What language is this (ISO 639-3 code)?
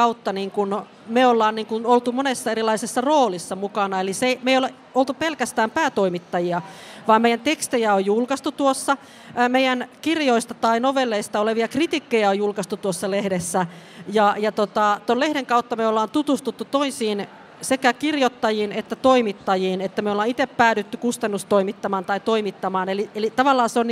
fin